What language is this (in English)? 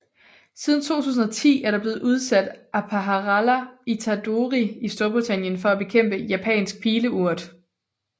Danish